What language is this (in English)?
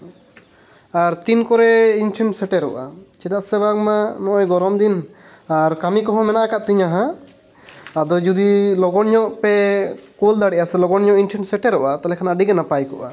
Santali